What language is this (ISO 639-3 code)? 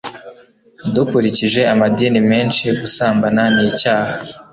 kin